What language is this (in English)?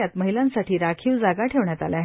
Marathi